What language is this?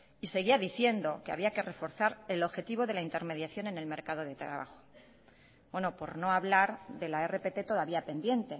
Spanish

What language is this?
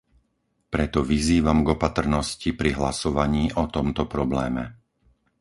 Slovak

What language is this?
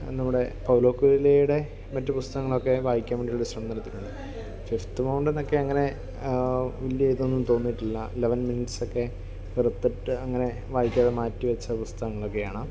Malayalam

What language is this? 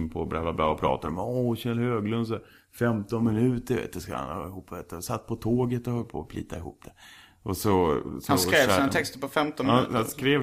Swedish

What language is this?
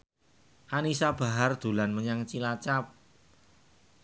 Javanese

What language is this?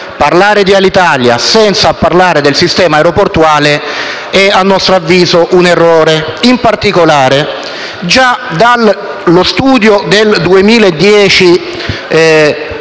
Italian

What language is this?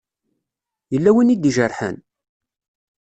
Kabyle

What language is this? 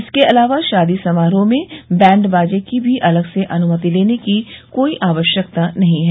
Hindi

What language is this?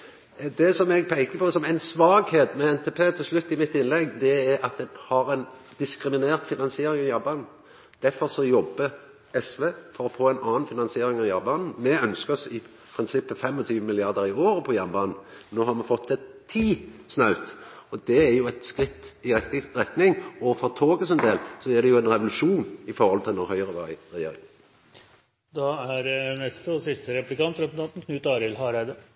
Norwegian Nynorsk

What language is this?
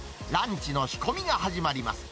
Japanese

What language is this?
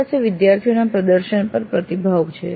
Gujarati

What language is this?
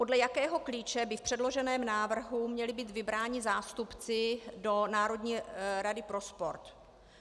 Czech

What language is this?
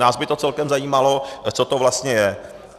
Czech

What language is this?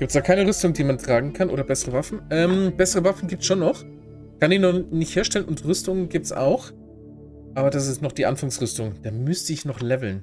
German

